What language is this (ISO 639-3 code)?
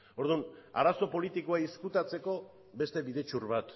eus